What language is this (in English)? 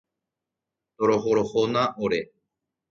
Guarani